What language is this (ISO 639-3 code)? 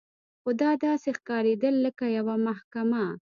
pus